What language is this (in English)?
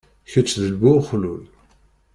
Kabyle